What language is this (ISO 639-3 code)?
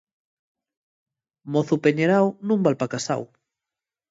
ast